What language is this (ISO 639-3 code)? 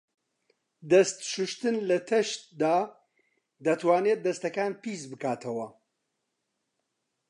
ckb